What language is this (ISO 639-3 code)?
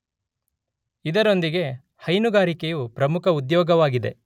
kan